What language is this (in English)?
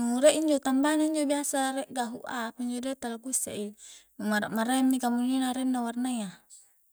Coastal Konjo